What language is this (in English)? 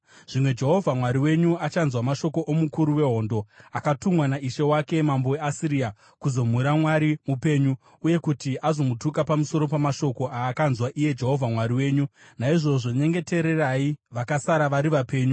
Shona